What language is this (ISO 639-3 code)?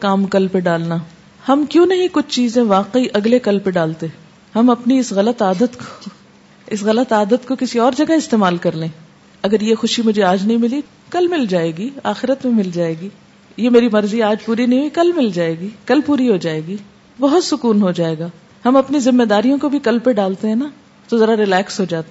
urd